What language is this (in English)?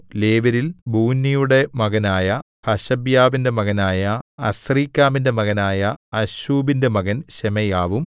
Malayalam